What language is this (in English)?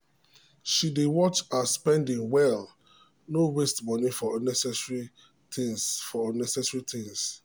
Nigerian Pidgin